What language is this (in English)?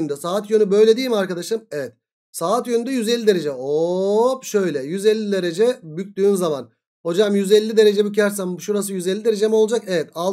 Turkish